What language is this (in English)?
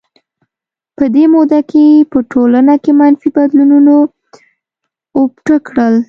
Pashto